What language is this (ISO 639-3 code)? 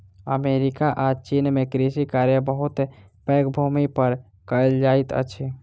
mai